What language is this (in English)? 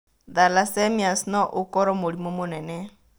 Kikuyu